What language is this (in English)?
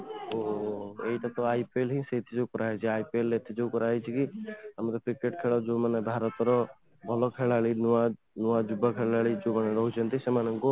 Odia